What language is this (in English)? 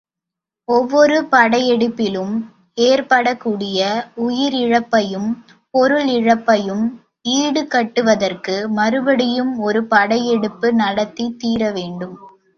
Tamil